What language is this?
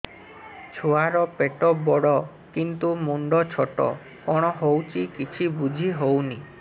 Odia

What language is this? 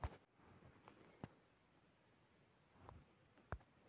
Magahi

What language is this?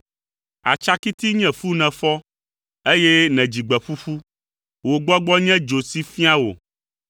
Ewe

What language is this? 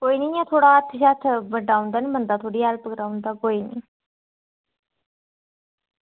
Dogri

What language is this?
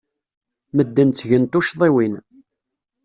Kabyle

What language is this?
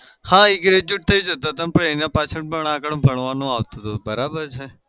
Gujarati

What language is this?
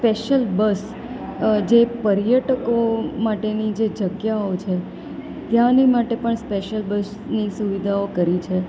Gujarati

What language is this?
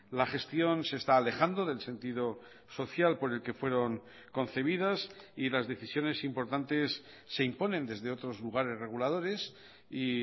Spanish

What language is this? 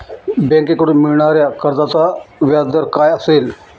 Marathi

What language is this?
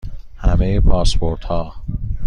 Persian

